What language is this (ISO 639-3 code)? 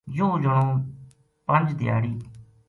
gju